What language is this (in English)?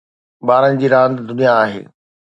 Sindhi